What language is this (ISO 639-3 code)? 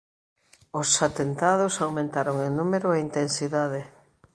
glg